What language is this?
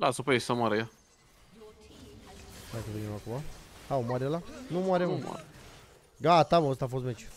Romanian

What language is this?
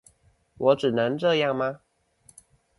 Chinese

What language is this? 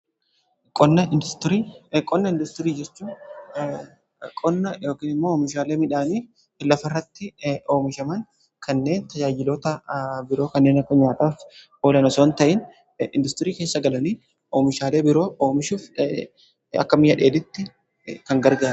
Oromo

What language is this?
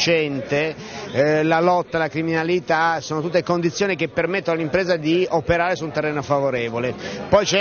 Italian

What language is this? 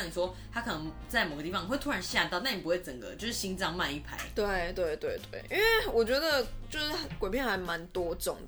Chinese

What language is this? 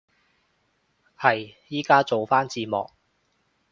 Cantonese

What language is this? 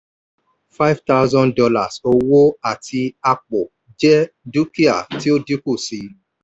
Yoruba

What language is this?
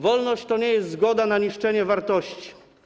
Polish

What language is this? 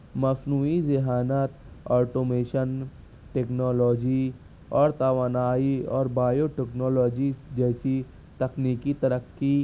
Urdu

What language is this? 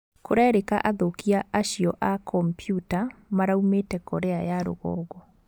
Kikuyu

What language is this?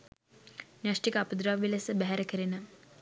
Sinhala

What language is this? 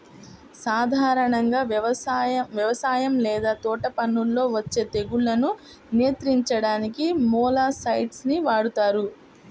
Telugu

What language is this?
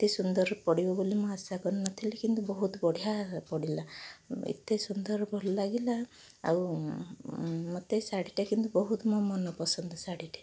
Odia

